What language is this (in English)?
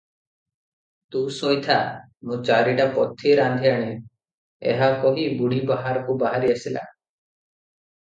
Odia